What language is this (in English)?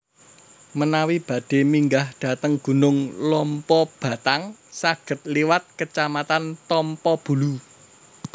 Javanese